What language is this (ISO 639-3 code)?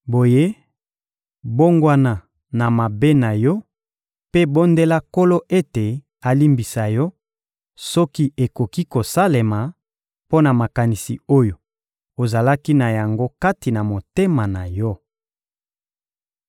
lin